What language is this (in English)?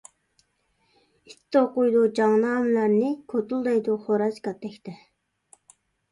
Uyghur